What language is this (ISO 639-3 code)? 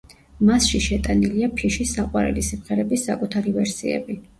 kat